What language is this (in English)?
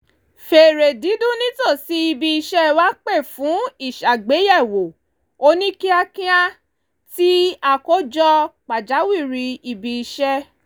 Yoruba